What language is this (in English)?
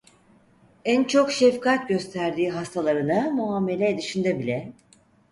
Turkish